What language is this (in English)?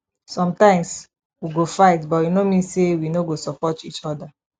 Nigerian Pidgin